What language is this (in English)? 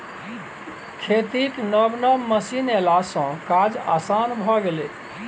Maithili